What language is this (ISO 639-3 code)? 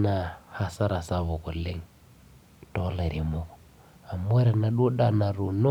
mas